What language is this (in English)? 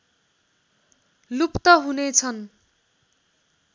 Nepali